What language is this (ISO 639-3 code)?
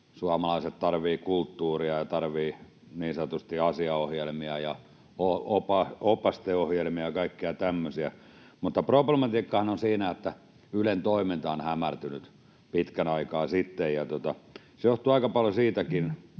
fin